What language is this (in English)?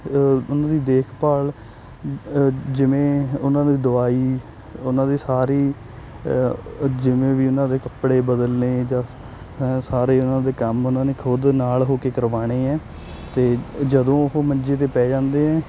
Punjabi